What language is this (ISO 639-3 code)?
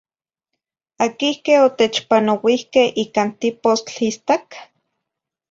nhi